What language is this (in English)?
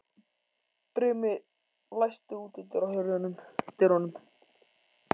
Icelandic